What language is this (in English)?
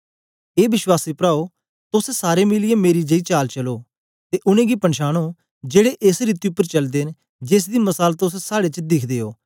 Dogri